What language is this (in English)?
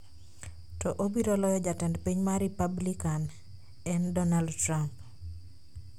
Luo (Kenya and Tanzania)